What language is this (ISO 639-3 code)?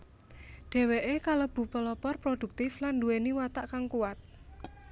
jav